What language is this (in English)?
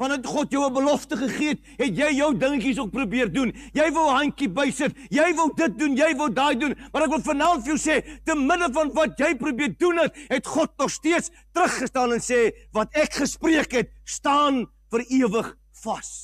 Dutch